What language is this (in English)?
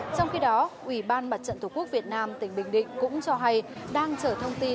Vietnamese